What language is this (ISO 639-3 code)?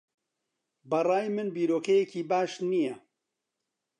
ckb